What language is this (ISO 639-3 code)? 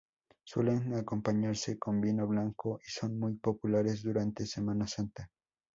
spa